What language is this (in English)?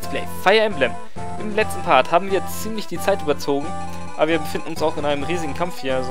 German